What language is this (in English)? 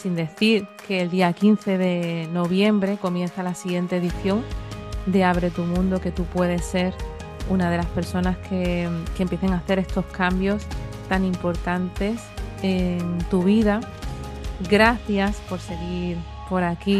Spanish